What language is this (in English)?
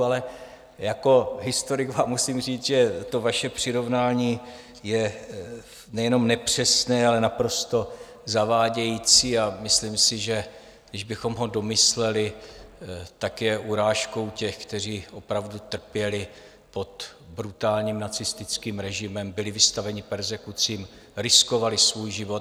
Czech